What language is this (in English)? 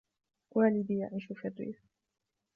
Arabic